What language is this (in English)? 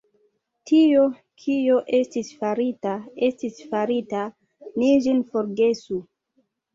Esperanto